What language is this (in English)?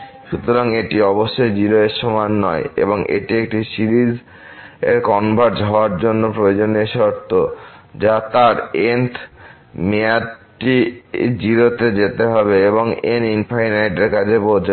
Bangla